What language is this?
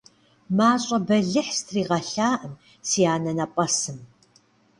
Kabardian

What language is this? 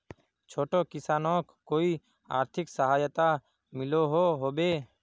Magahi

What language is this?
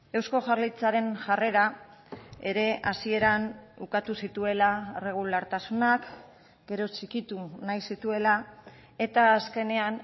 Basque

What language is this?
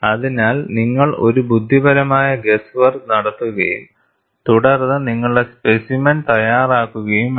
Malayalam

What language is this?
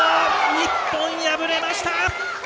Japanese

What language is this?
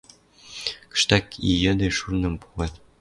Western Mari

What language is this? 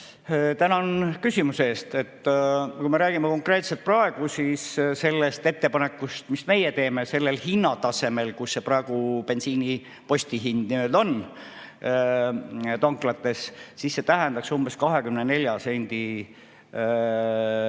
Estonian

